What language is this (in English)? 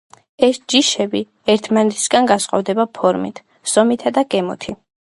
Georgian